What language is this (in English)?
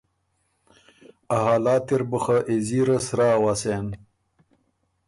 Ormuri